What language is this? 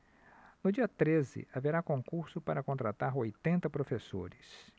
Portuguese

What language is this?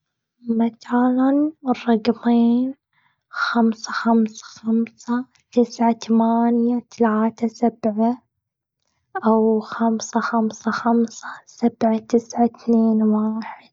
Gulf Arabic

